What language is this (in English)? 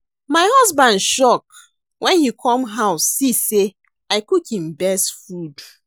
Nigerian Pidgin